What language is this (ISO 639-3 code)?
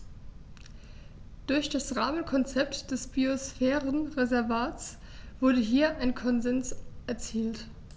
deu